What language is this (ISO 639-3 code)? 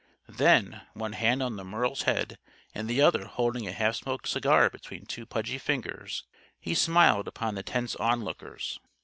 eng